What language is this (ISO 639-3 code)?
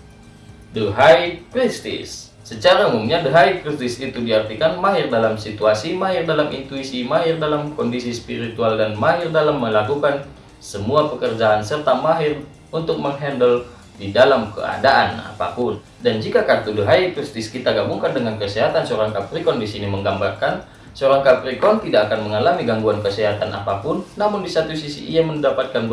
ind